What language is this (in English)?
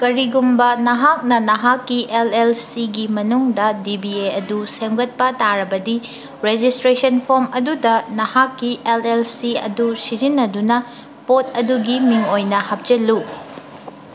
Manipuri